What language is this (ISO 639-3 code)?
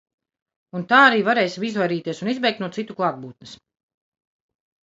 lav